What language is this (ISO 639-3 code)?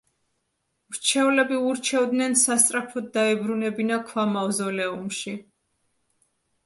kat